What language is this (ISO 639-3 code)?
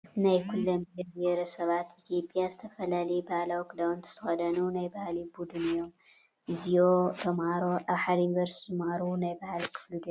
tir